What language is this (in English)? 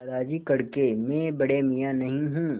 Hindi